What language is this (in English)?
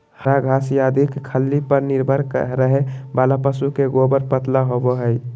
Magahi